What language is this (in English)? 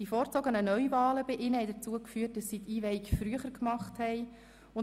Swiss German